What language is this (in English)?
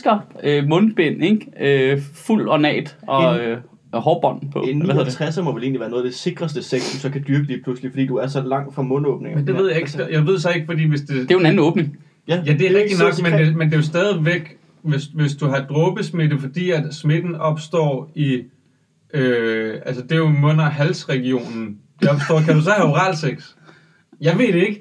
Danish